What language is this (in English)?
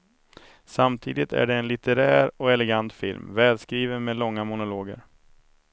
Swedish